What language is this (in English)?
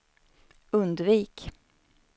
Swedish